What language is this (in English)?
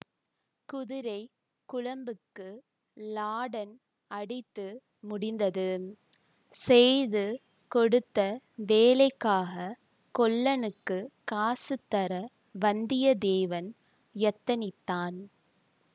Tamil